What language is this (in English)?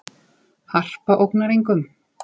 Icelandic